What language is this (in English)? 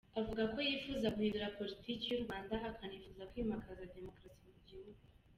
Kinyarwanda